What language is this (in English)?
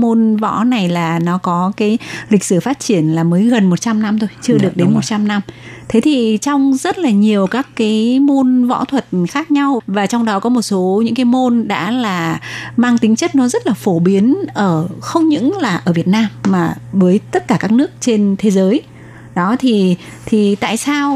Vietnamese